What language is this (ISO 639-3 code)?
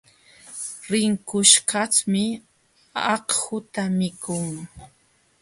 qxw